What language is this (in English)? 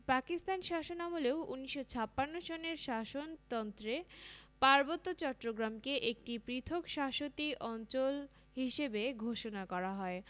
Bangla